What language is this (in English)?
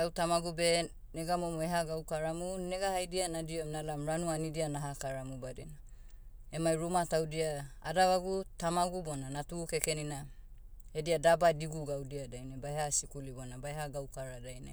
Motu